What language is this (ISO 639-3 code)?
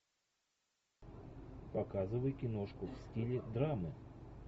rus